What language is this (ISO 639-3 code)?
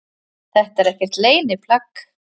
isl